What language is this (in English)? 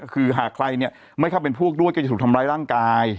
Thai